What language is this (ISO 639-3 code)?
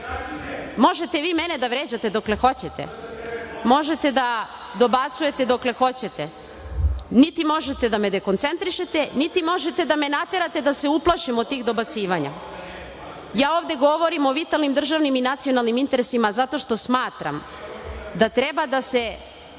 srp